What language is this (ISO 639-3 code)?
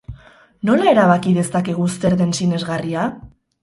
eus